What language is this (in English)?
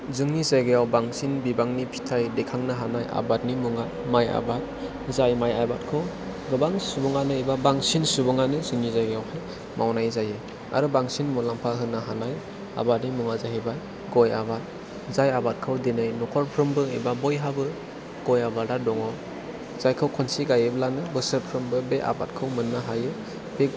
Bodo